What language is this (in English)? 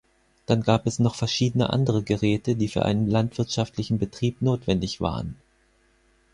German